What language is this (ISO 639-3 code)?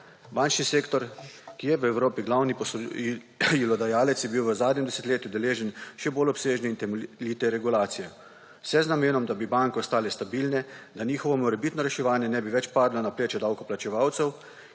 slv